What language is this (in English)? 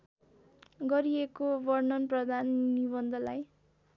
Nepali